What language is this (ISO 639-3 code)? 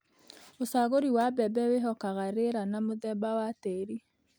kik